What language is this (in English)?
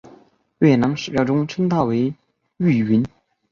Chinese